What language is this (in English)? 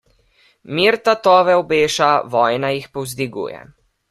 Slovenian